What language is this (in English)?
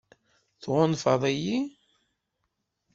Kabyle